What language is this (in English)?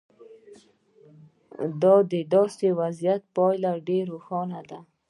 Pashto